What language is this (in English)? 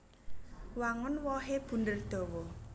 Javanese